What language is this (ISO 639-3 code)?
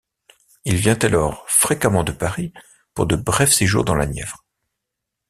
fra